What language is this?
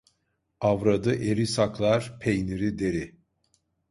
Turkish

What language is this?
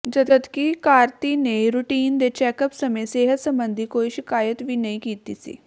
Punjabi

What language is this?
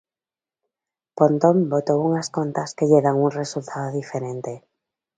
Galician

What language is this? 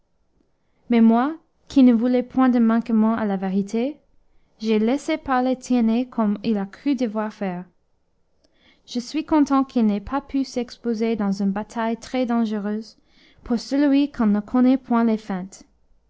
French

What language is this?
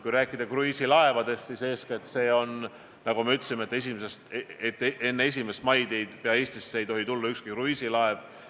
Estonian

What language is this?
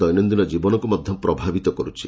Odia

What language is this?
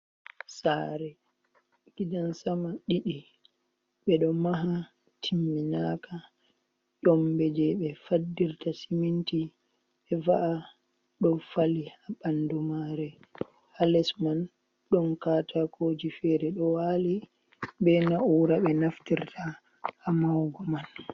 Fula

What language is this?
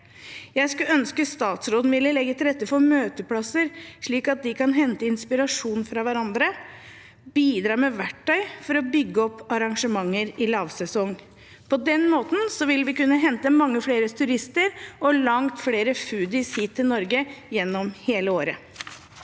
Norwegian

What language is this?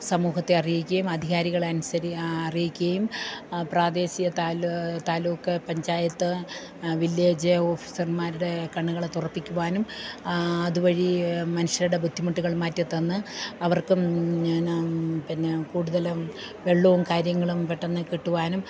Malayalam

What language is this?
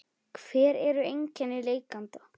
Icelandic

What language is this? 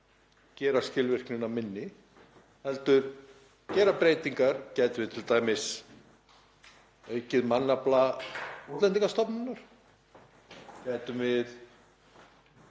Icelandic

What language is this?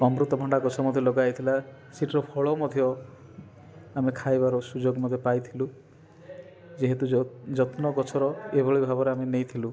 Odia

